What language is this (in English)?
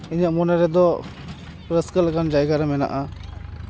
Santali